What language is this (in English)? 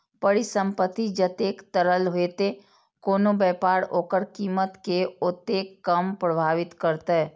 Maithili